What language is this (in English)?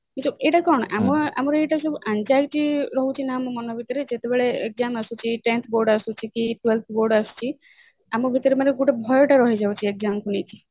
Odia